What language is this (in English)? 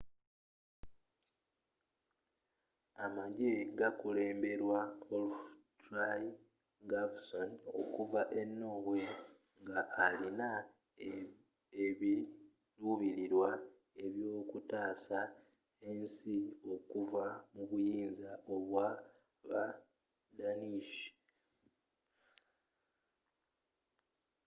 Ganda